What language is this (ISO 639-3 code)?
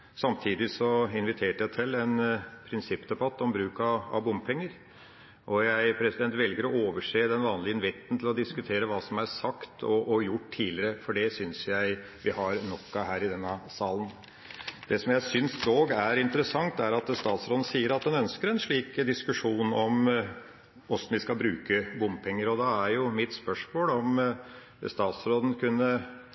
nno